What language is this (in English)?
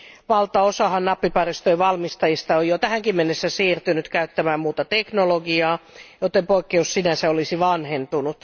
Finnish